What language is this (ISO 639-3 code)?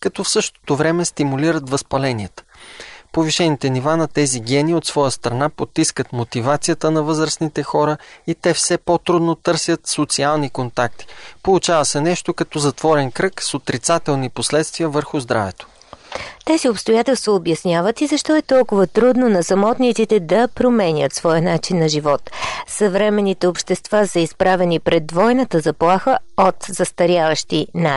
bul